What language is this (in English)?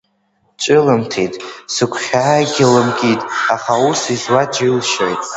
Abkhazian